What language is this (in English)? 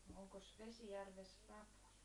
Finnish